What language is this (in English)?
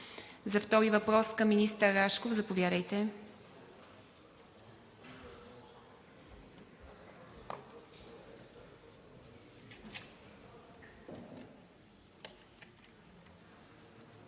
Bulgarian